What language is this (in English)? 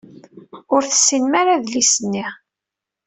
Kabyle